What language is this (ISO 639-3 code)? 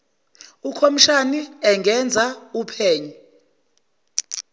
zul